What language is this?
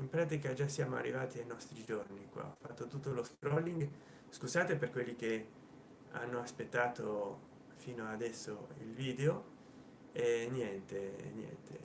Italian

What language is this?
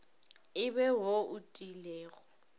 Northern Sotho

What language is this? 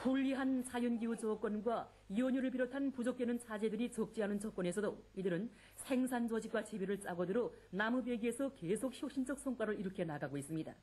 Korean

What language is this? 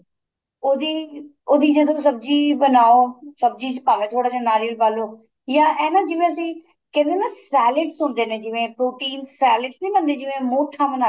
Punjabi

